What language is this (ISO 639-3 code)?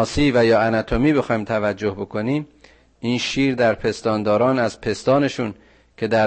fas